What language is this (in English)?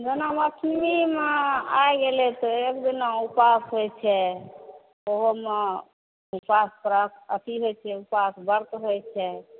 Maithili